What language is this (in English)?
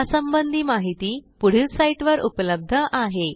Marathi